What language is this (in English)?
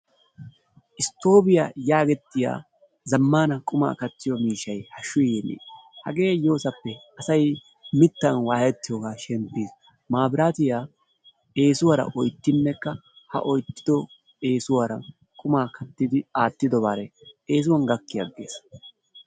Wolaytta